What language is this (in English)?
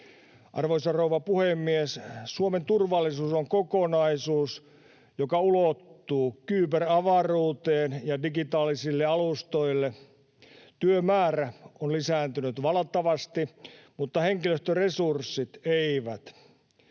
Finnish